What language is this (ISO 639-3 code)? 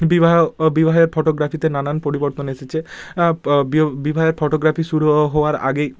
ben